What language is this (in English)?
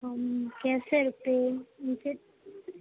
Urdu